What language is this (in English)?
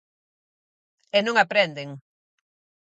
Galician